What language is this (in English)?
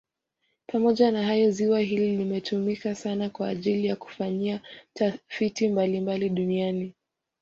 Swahili